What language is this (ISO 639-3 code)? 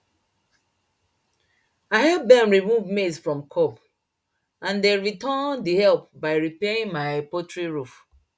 pcm